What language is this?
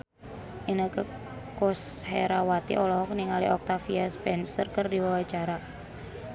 Sundanese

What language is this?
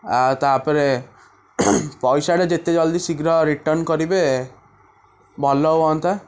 Odia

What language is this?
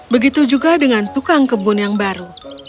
Indonesian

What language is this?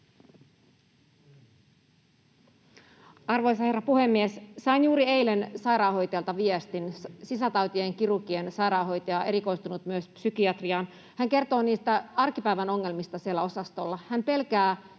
Finnish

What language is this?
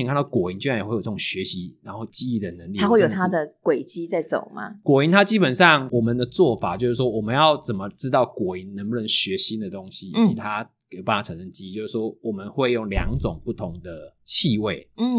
Chinese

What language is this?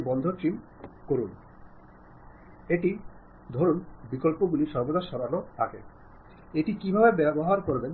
Malayalam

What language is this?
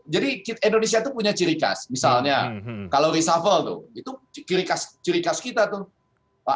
Indonesian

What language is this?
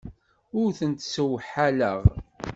Kabyle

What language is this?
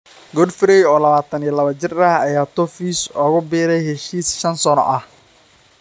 Somali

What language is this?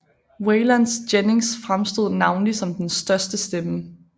Danish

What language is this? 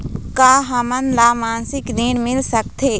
Chhattisgarhi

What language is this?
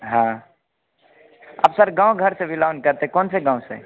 Hindi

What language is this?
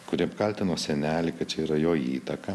Lithuanian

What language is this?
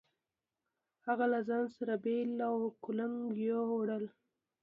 Pashto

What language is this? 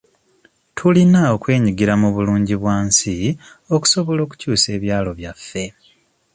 Ganda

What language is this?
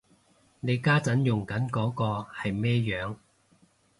Cantonese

